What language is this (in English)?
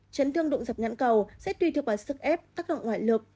Vietnamese